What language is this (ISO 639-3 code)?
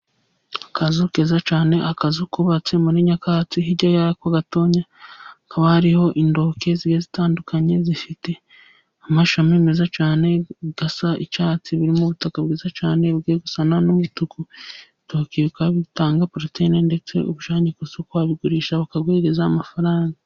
kin